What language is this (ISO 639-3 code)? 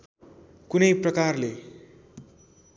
nep